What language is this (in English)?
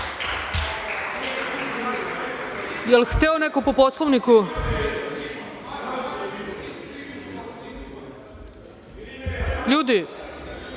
Serbian